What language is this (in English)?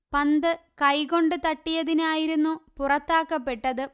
Malayalam